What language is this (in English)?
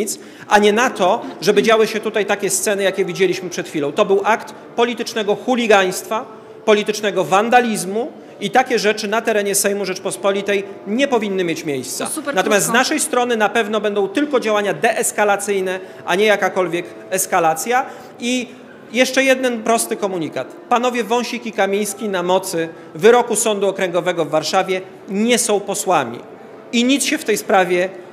Polish